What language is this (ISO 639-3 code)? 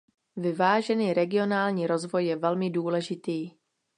ces